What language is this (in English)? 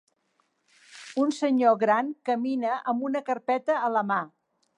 Catalan